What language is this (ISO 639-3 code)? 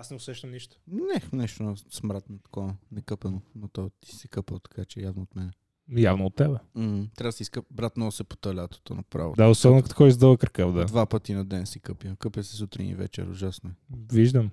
bul